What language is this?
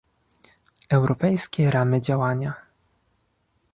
Polish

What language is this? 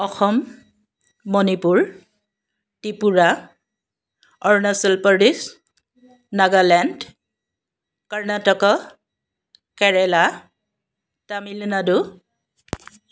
Assamese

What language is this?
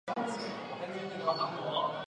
Chinese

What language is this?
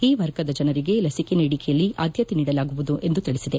Kannada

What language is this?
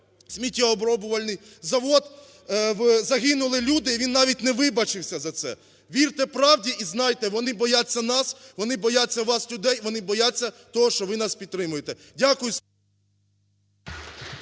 Ukrainian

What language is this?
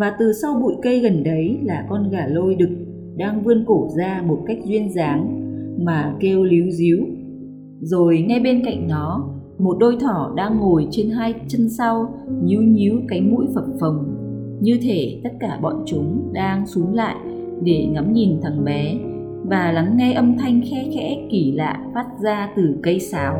Vietnamese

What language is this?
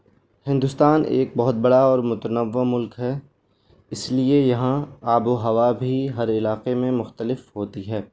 Urdu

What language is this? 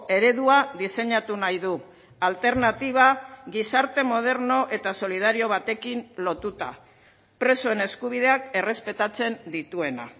Basque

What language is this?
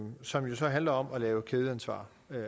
Danish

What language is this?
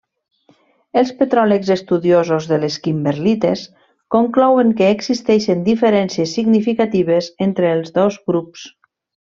Catalan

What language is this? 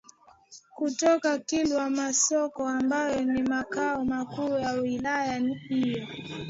Swahili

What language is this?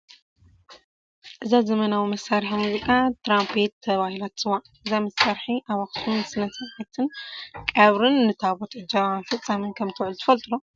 Tigrinya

